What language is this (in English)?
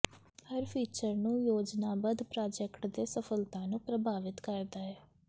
Punjabi